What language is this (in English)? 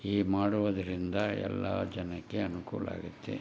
Kannada